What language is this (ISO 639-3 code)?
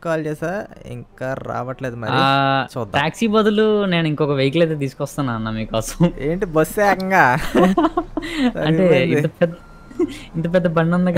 tel